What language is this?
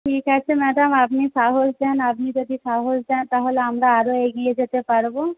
Bangla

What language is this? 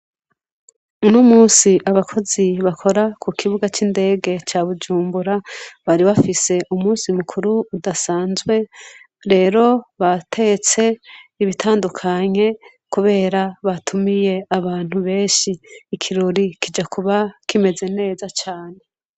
Rundi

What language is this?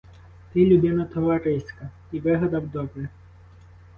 Ukrainian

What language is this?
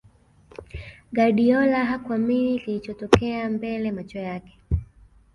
Swahili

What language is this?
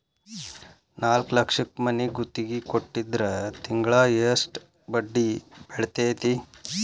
Kannada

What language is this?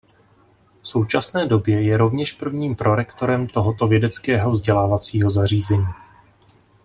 Czech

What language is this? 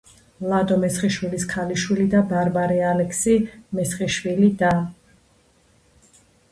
Georgian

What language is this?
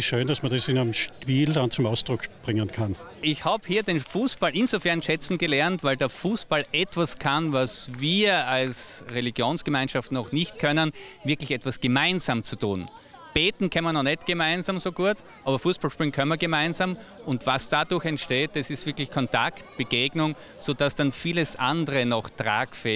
German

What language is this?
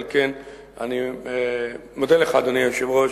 Hebrew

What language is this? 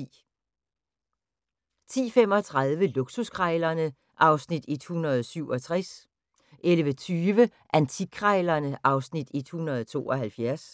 Danish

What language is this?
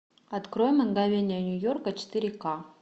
Russian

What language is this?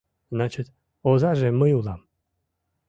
Mari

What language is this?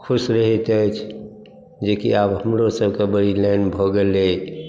Maithili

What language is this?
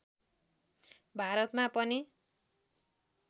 Nepali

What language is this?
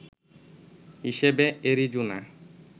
Bangla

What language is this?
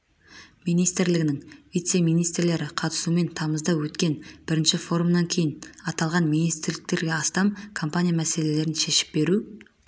Kazakh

